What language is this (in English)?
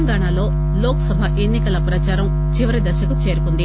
Telugu